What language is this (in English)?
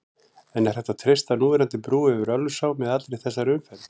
Icelandic